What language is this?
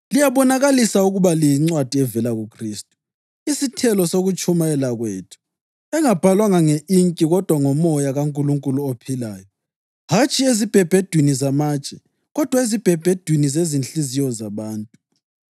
North Ndebele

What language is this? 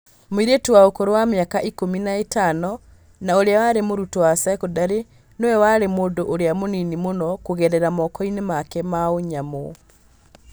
Kikuyu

